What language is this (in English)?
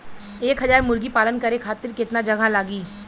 Bhojpuri